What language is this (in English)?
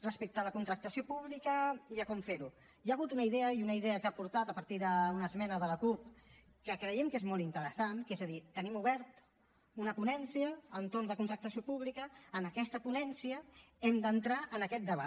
Catalan